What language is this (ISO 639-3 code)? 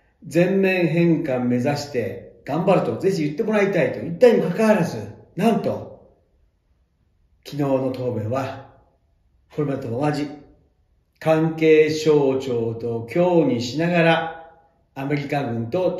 jpn